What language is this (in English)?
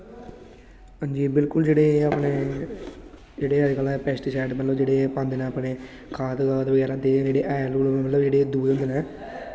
Dogri